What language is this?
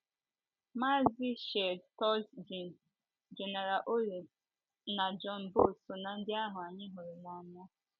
Igbo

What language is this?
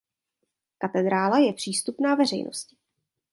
Czech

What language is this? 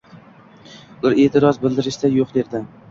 Uzbek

